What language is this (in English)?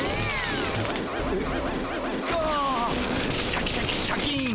Japanese